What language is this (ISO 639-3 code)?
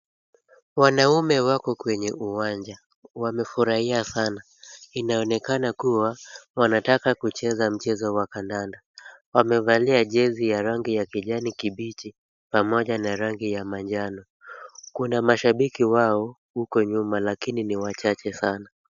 swa